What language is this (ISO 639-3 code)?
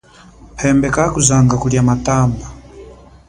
cjk